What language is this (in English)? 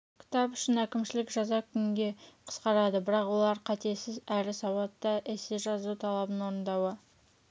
Kazakh